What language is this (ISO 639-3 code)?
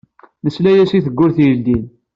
kab